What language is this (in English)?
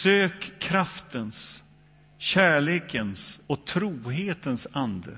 Swedish